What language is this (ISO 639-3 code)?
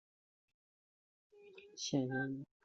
zho